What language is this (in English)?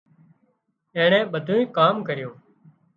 Wadiyara Koli